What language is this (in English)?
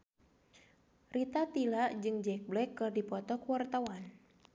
Sundanese